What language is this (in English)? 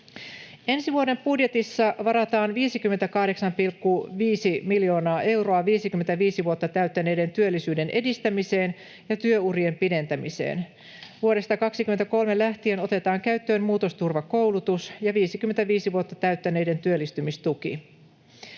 Finnish